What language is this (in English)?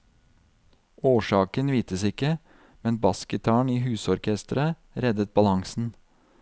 Norwegian